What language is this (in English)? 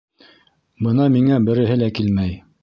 Bashkir